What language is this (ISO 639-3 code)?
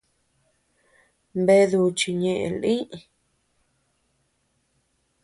cux